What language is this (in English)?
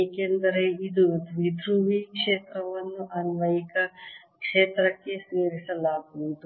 Kannada